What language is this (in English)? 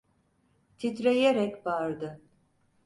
Turkish